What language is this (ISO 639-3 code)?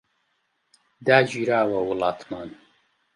ckb